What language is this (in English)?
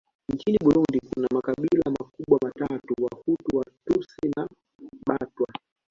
Swahili